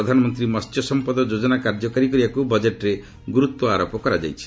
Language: Odia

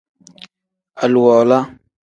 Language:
Tem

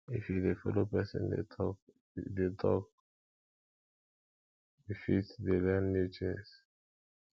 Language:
Nigerian Pidgin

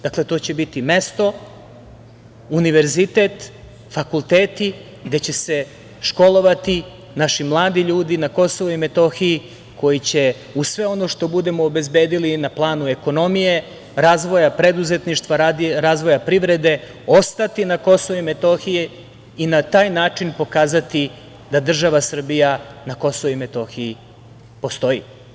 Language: Serbian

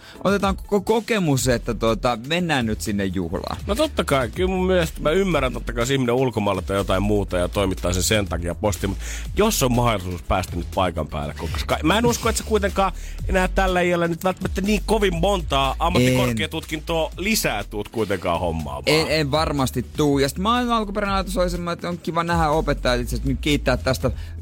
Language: Finnish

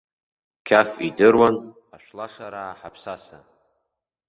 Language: Abkhazian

